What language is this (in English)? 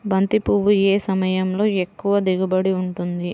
Telugu